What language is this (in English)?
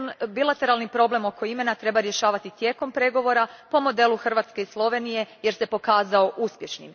Croatian